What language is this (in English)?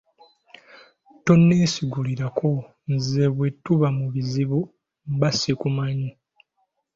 Ganda